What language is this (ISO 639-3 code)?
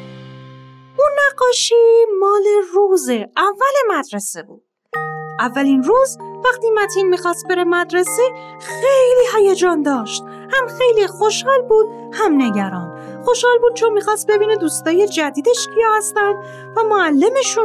fas